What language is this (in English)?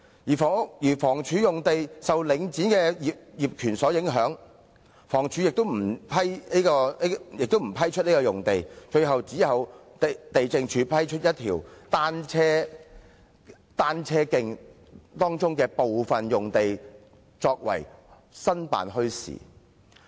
Cantonese